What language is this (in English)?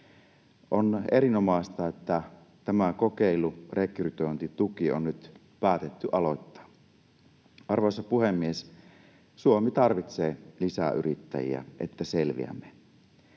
Finnish